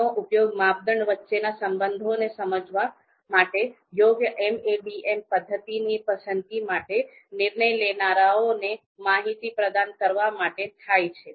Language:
Gujarati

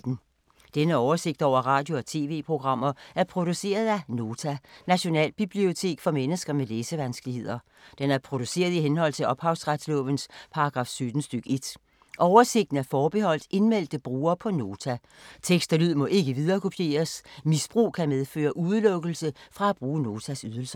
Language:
Danish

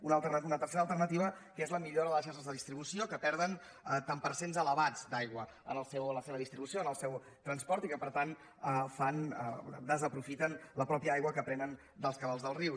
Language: Catalan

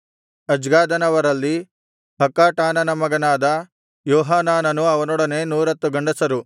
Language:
Kannada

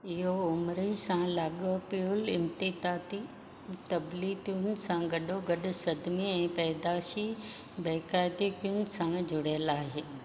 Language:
Sindhi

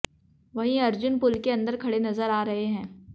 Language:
Hindi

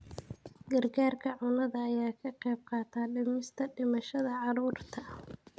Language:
Somali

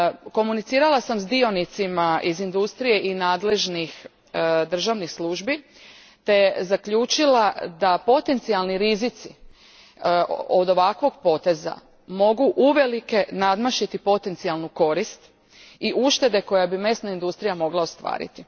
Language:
Croatian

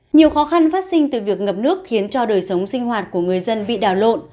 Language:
Vietnamese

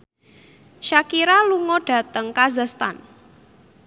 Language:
Javanese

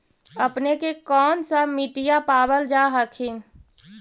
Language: Magahi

